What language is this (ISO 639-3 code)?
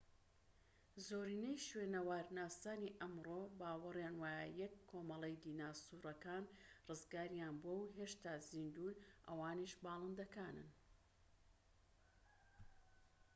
ckb